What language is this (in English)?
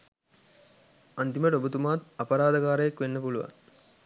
Sinhala